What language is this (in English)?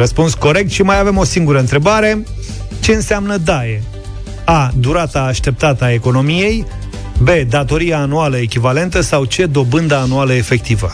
Romanian